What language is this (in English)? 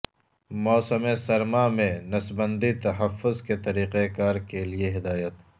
Urdu